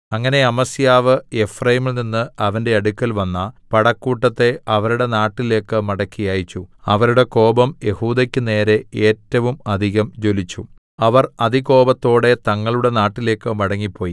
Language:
Malayalam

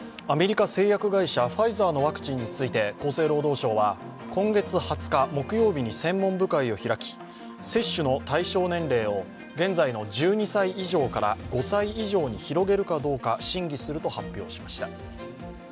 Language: Japanese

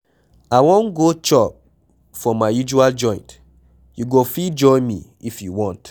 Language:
Nigerian Pidgin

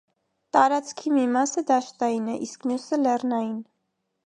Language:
Armenian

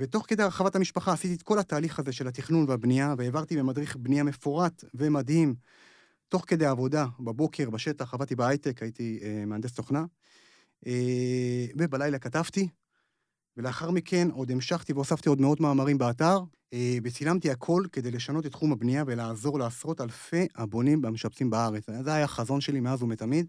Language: Hebrew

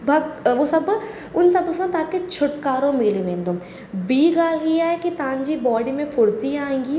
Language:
Sindhi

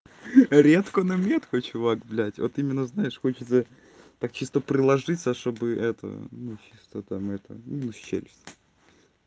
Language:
Russian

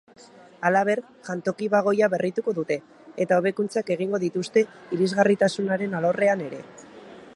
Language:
Basque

